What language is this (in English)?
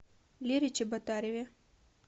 Russian